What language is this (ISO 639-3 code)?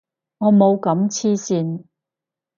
yue